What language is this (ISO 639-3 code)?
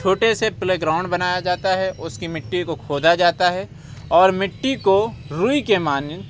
urd